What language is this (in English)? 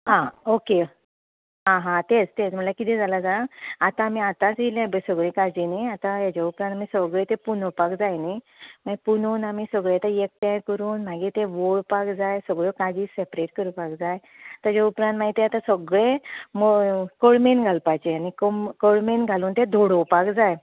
Konkani